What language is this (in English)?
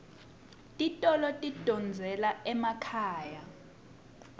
Swati